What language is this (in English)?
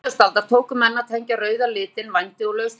Icelandic